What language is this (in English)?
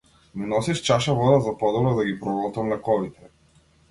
Macedonian